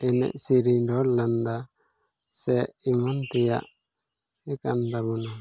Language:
Santali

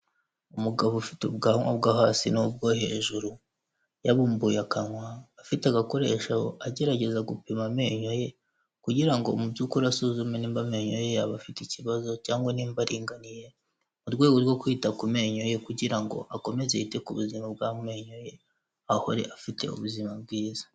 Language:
Kinyarwanda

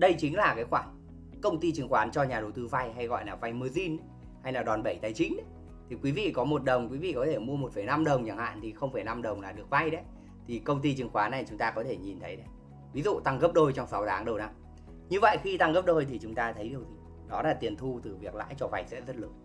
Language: Vietnamese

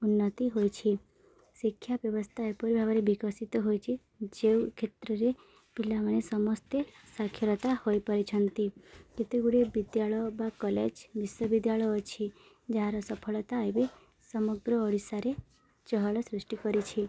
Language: Odia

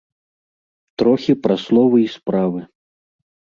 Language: Belarusian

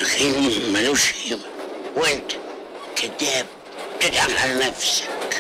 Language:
Arabic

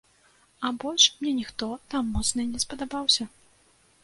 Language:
Belarusian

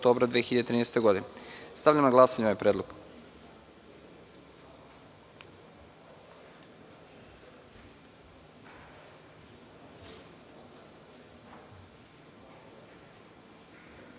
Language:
Serbian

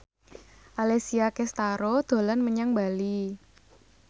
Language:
Javanese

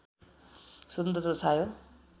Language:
Nepali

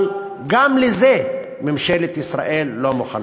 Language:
Hebrew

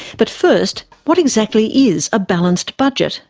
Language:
English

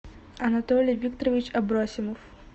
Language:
Russian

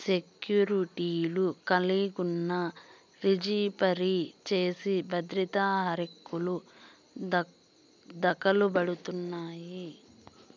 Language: Telugu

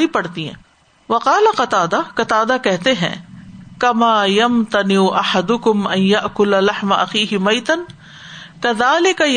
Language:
Urdu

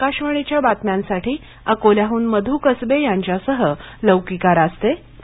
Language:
Marathi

